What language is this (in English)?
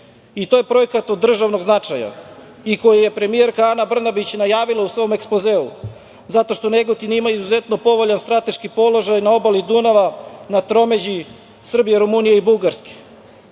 Serbian